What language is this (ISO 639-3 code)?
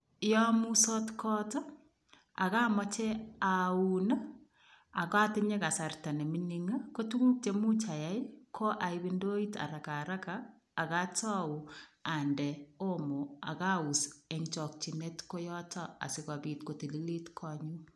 kln